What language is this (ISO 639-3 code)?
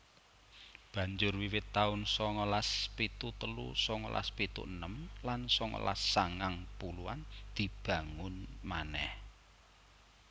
jav